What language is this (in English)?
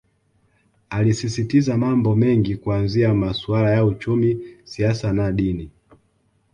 Swahili